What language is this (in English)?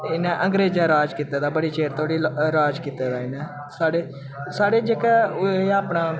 Dogri